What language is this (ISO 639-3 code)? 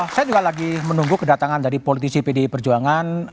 ind